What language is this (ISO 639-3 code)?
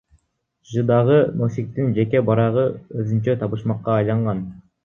kir